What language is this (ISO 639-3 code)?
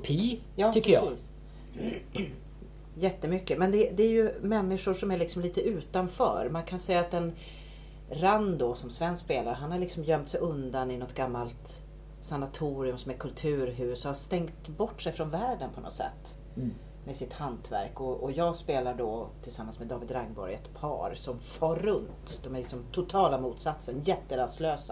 swe